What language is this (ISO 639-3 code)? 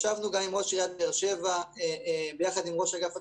heb